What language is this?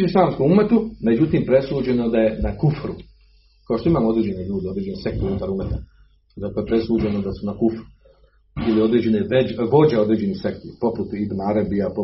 Croatian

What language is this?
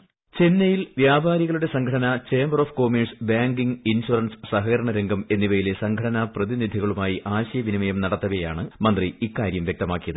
Malayalam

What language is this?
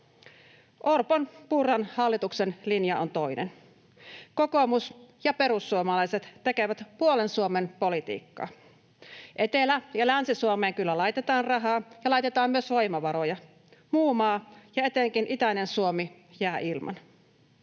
Finnish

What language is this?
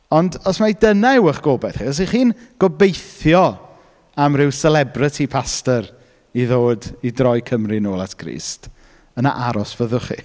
Welsh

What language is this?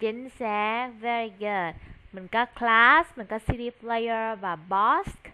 Vietnamese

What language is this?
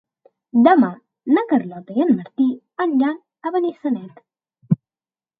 Catalan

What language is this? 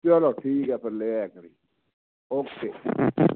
Punjabi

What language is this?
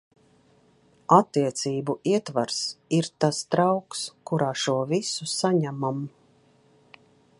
Latvian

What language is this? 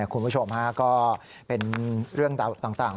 Thai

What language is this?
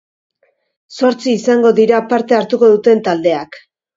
Basque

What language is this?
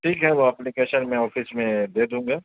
Urdu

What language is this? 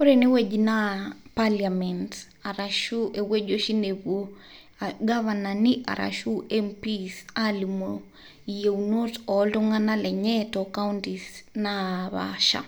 Masai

